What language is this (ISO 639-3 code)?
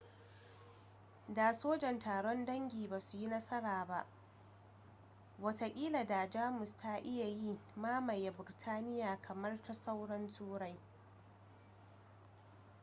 hau